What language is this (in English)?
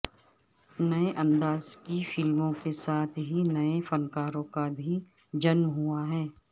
Urdu